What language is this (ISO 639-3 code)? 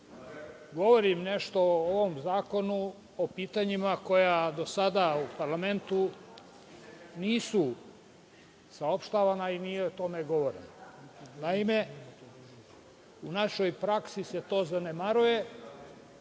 srp